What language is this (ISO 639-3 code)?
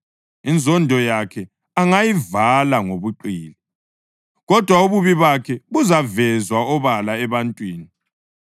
nde